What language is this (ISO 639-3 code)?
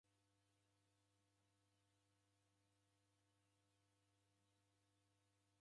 dav